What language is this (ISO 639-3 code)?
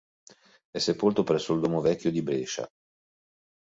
ita